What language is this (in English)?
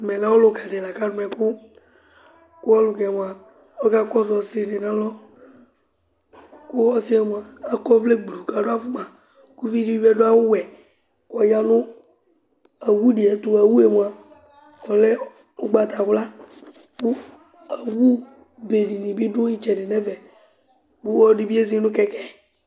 Ikposo